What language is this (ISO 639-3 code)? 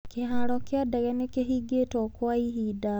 kik